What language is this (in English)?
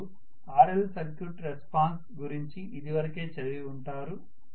Telugu